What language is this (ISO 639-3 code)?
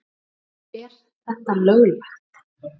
isl